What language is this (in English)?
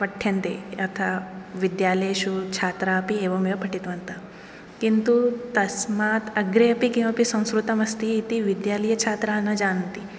Sanskrit